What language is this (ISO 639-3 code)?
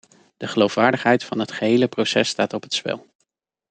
nld